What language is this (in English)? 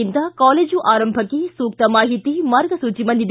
Kannada